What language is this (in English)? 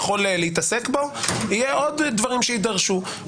Hebrew